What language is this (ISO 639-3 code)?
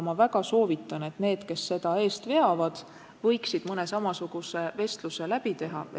est